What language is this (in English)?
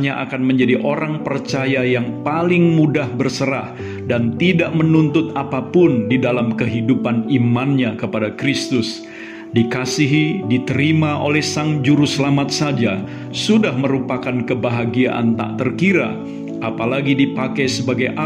Indonesian